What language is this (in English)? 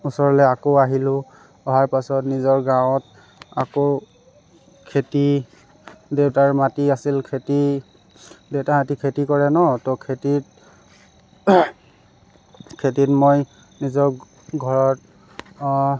Assamese